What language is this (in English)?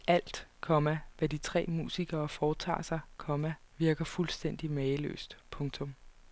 Danish